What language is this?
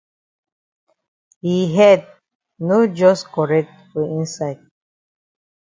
Cameroon Pidgin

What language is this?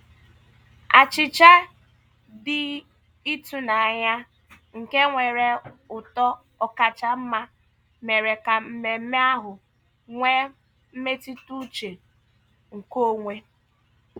Igbo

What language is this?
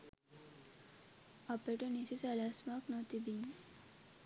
Sinhala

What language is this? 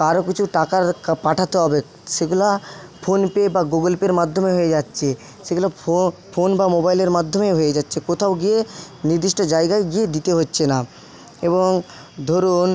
Bangla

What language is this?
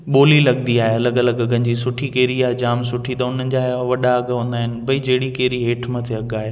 Sindhi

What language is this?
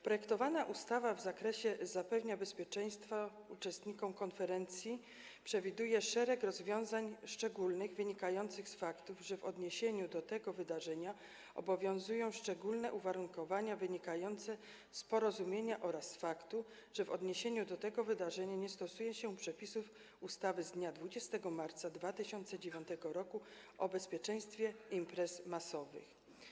Polish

